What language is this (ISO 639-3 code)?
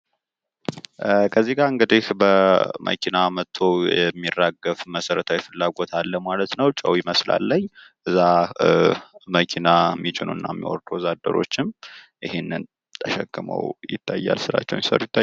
amh